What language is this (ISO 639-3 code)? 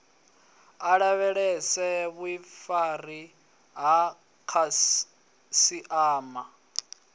ven